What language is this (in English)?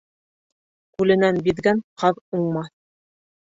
Bashkir